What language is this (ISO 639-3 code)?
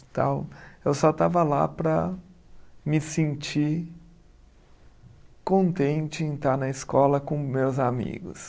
por